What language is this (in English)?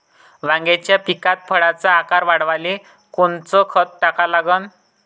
Marathi